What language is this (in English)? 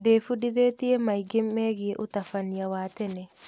Kikuyu